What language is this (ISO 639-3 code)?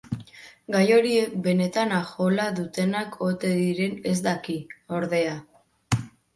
eus